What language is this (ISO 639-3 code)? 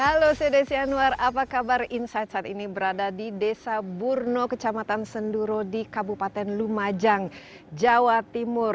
ind